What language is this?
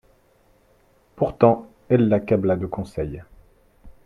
French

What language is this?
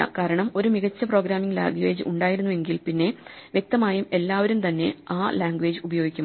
Malayalam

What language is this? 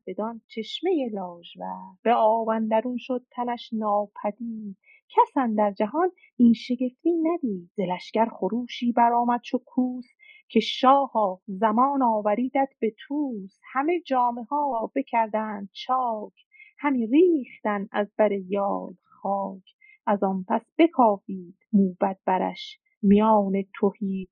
Persian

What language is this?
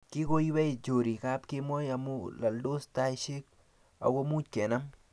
Kalenjin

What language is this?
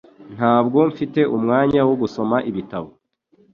Kinyarwanda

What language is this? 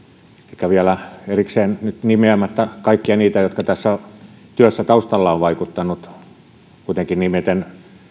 Finnish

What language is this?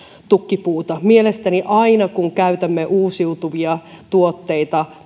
Finnish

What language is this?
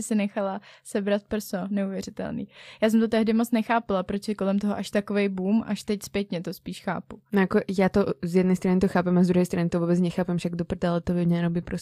Czech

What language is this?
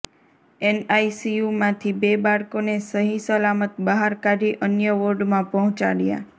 Gujarati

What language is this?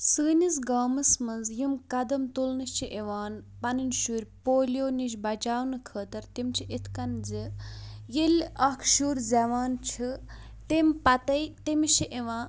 Kashmiri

